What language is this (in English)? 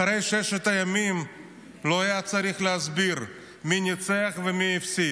Hebrew